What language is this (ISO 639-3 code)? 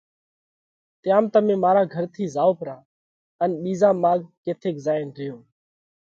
kvx